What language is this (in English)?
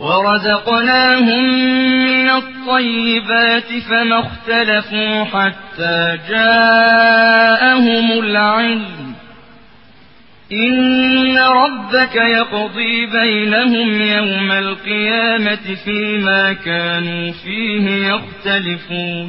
Arabic